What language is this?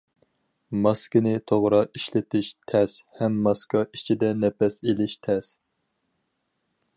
Uyghur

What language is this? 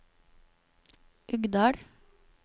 Norwegian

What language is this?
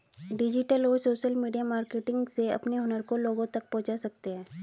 Hindi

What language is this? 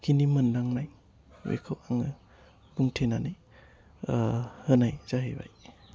Bodo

